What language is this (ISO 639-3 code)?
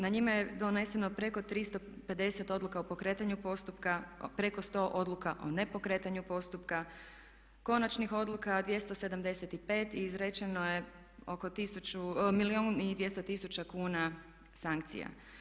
hrv